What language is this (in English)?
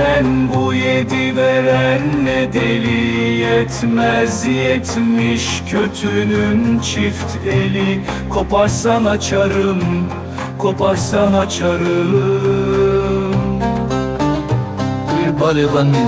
Turkish